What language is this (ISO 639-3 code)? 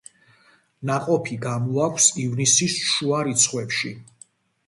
kat